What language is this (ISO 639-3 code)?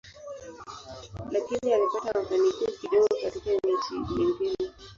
swa